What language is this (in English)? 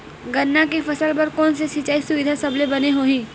Chhattisgarhi